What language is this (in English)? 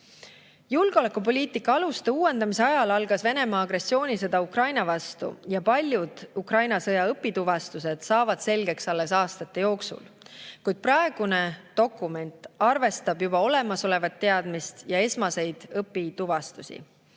Estonian